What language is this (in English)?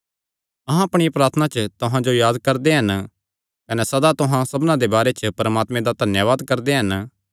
Kangri